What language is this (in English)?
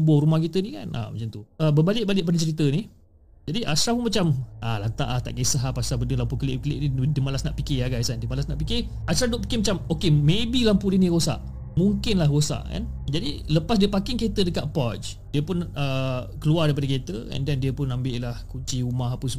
Malay